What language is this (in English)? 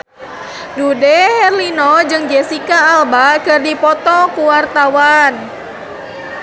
Sundanese